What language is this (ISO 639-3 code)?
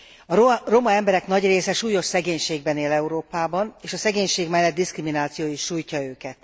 hun